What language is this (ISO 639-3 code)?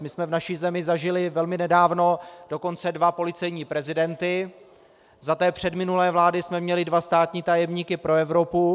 ces